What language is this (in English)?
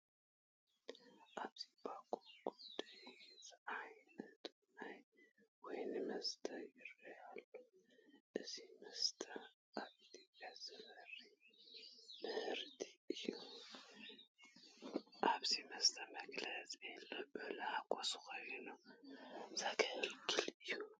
Tigrinya